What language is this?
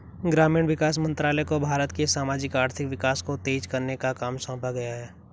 Hindi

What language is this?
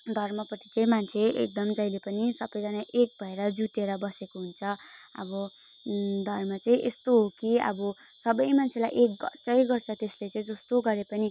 Nepali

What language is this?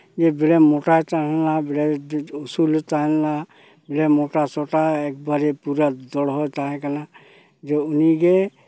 Santali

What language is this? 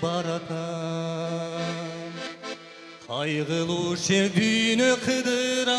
Turkish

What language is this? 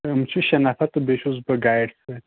Kashmiri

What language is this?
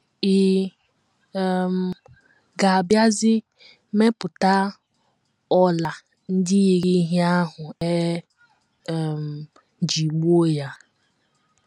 Igbo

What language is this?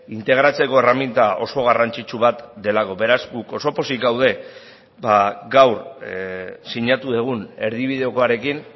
Basque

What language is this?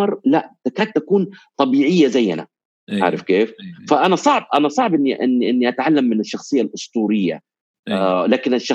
Arabic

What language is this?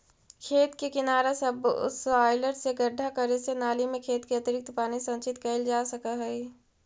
Magahi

